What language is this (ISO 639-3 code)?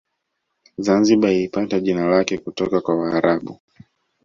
swa